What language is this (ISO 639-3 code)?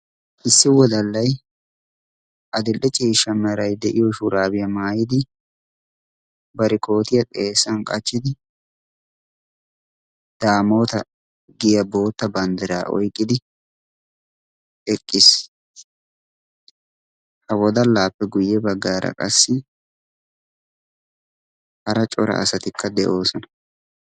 wal